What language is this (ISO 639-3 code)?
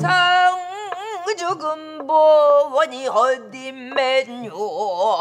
kor